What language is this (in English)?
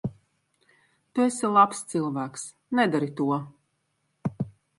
Latvian